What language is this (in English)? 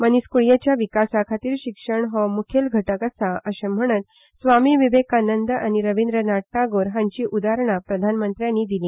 Konkani